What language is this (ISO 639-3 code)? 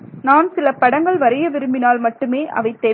tam